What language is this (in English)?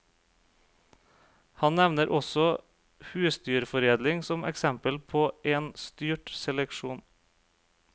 Norwegian